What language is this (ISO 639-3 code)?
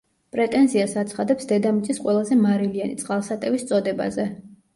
kat